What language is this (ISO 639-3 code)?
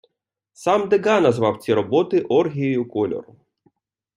ukr